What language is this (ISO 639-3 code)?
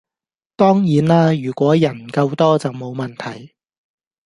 yue